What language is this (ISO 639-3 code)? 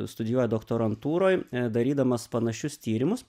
lit